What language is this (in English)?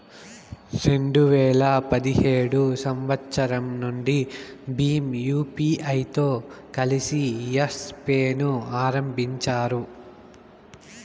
Telugu